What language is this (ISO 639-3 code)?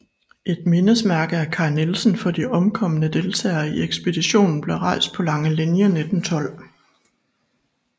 dan